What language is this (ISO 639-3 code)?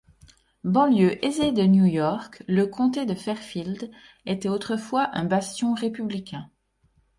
fra